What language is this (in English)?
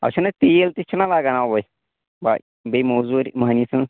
Kashmiri